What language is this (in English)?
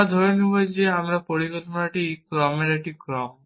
Bangla